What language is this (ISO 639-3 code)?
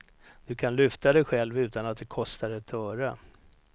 swe